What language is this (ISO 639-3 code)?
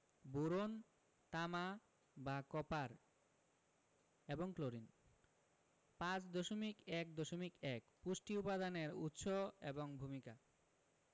ben